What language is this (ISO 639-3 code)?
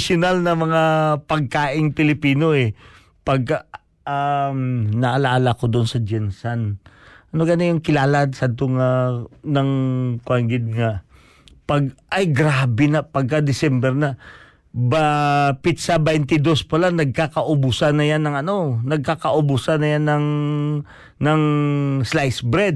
fil